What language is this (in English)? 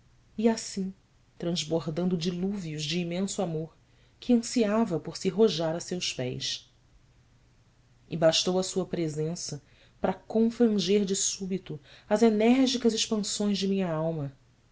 Portuguese